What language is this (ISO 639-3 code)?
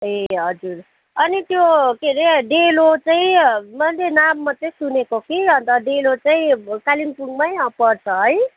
nep